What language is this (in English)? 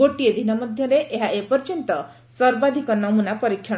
Odia